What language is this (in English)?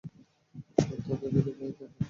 Bangla